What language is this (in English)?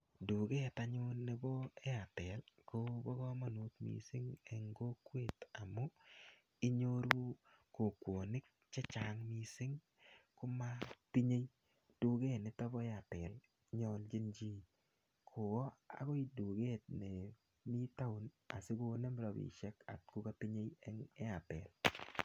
Kalenjin